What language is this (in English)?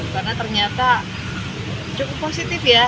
Indonesian